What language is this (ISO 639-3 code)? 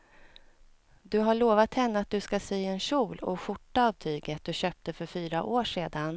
swe